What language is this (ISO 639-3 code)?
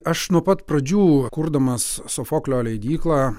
lit